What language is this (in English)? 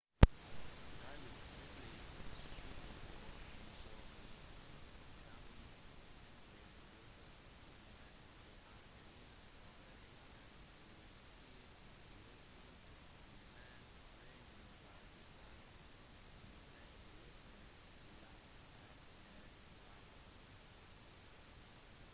Norwegian Bokmål